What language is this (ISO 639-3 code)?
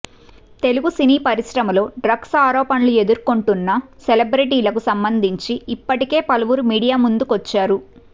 tel